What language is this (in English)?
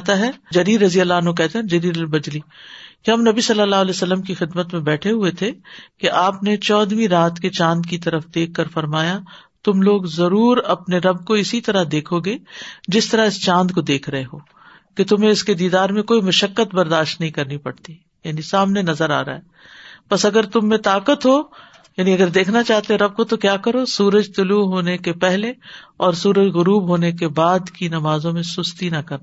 Urdu